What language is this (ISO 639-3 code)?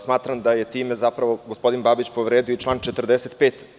srp